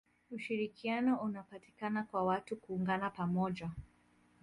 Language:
Swahili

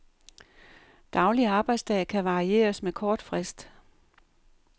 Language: Danish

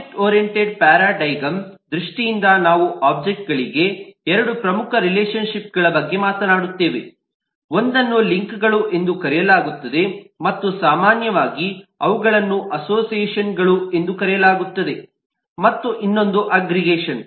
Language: Kannada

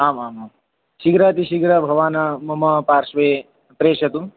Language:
Sanskrit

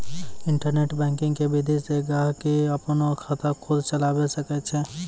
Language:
Maithili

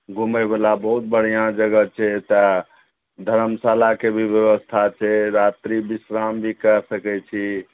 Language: Maithili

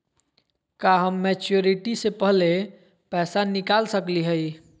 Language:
Magahi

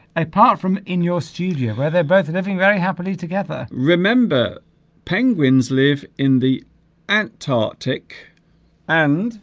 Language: English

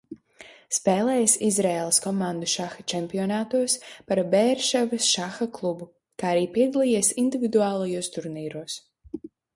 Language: Latvian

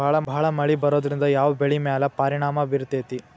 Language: Kannada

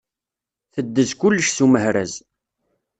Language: Kabyle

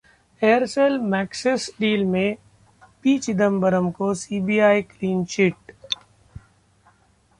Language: Hindi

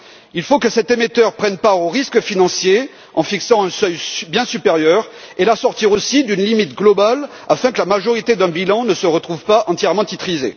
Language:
French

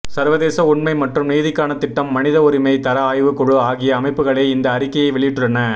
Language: Tamil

